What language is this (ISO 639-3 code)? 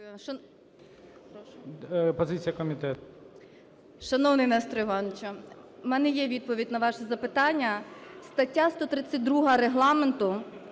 ukr